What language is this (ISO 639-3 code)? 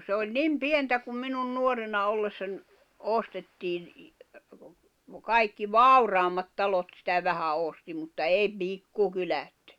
fin